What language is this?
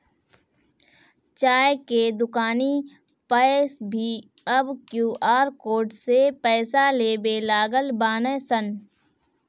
Bhojpuri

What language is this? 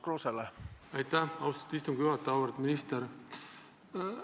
Estonian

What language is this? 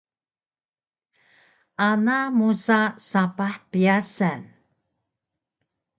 Taroko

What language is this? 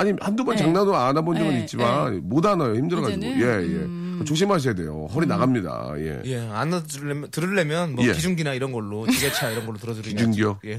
Korean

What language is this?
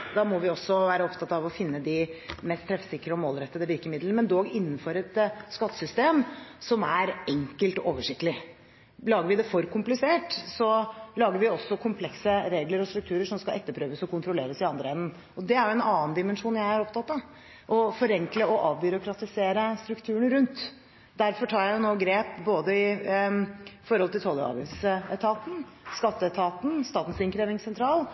Norwegian Bokmål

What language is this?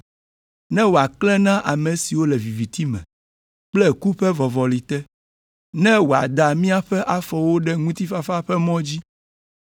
Ewe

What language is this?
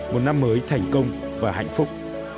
Vietnamese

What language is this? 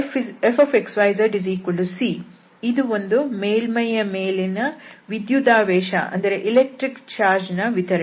Kannada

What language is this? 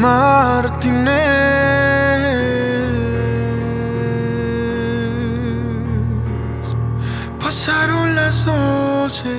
Romanian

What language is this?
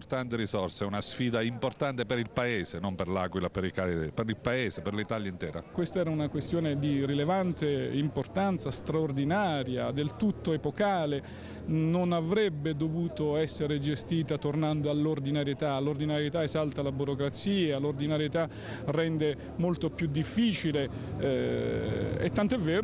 Italian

